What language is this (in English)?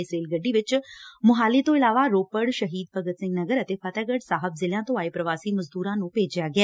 Punjabi